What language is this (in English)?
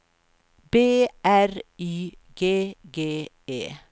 Swedish